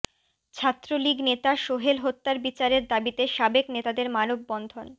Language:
Bangla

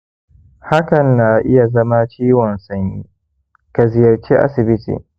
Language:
Hausa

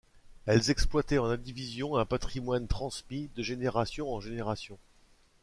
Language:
French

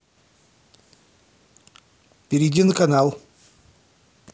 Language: Russian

